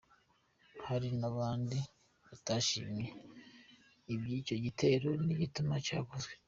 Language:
Kinyarwanda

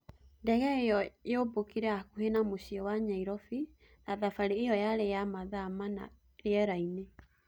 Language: Kikuyu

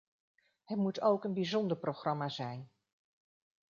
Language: Dutch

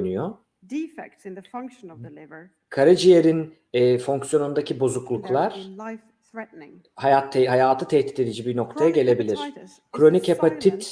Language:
Turkish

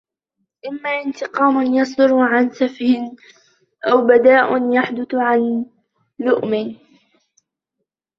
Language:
Arabic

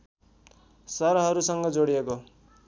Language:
Nepali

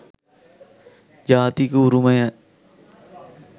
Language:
Sinhala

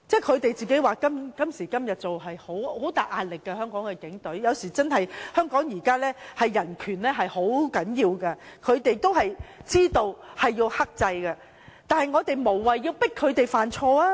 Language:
Cantonese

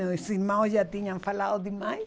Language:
Portuguese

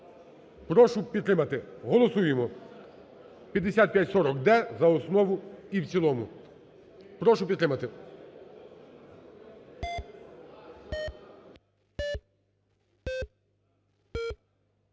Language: Ukrainian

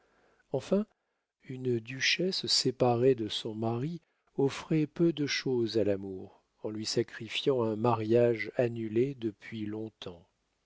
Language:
French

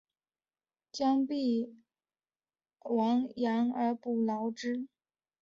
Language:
Chinese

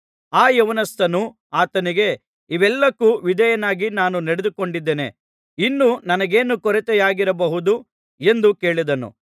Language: Kannada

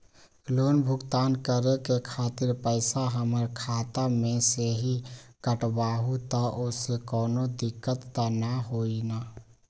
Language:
Magahi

